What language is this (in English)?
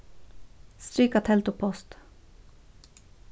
Faroese